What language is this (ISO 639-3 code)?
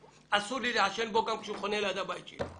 heb